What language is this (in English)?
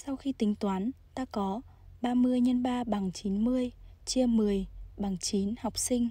Vietnamese